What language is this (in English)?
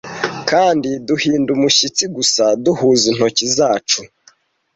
Kinyarwanda